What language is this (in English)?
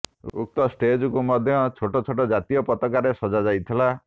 Odia